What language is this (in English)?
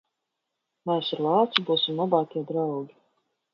Latvian